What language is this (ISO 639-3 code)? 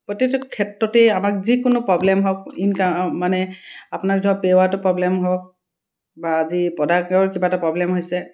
asm